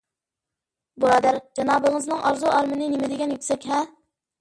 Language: Uyghur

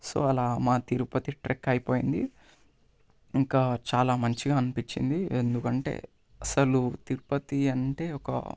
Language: Telugu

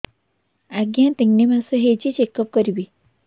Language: Odia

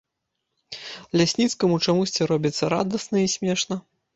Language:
Belarusian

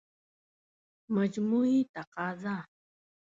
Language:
Pashto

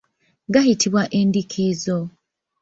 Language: Ganda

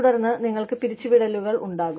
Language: Malayalam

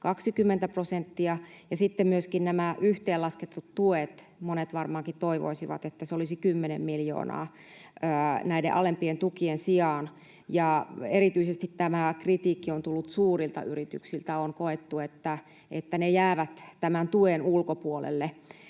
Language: Finnish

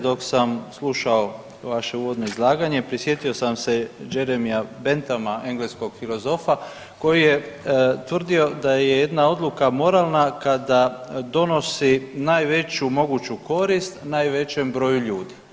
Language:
Croatian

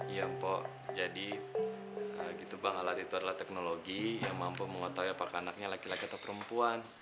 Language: Indonesian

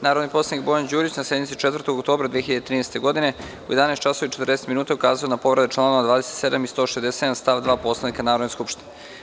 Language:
Serbian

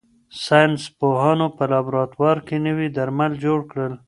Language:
Pashto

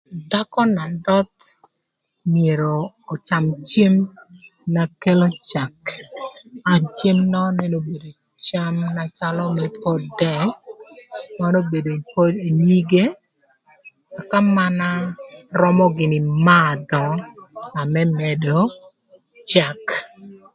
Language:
Thur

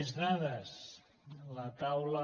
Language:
Catalan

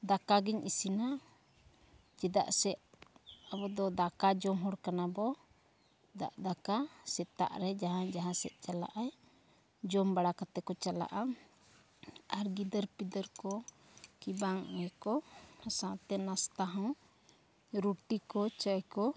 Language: Santali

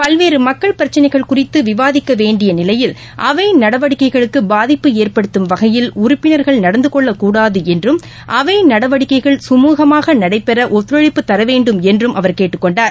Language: Tamil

